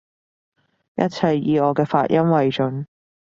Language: Cantonese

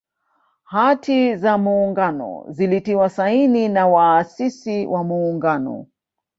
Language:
Swahili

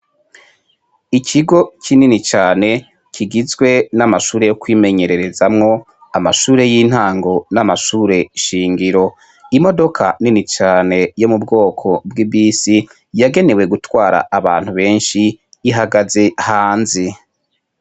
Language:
Rundi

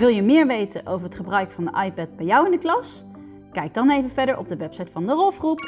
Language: Dutch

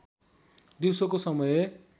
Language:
Nepali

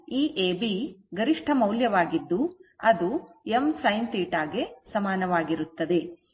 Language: Kannada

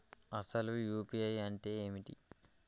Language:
Telugu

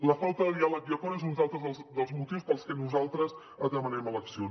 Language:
Catalan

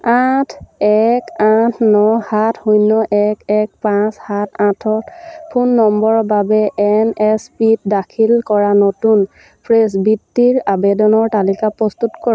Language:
Assamese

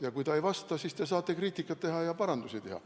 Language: Estonian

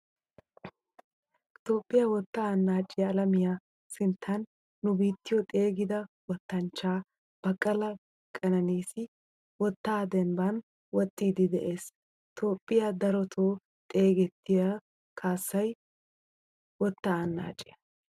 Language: Wolaytta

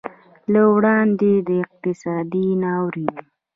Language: Pashto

